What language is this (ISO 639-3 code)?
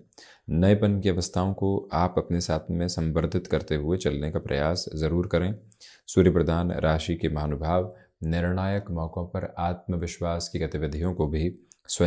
hin